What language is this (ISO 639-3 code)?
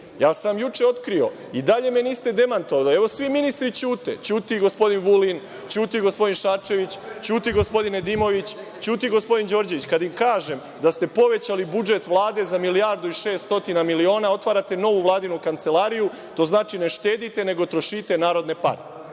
srp